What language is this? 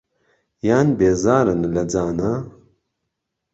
Central Kurdish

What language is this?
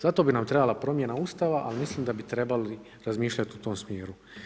Croatian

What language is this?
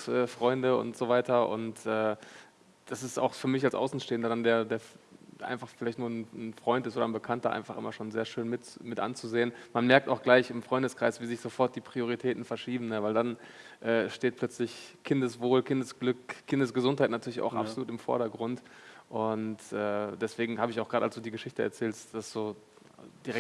German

